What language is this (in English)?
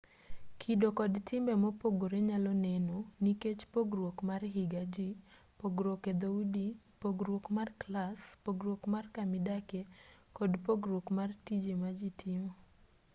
Luo (Kenya and Tanzania)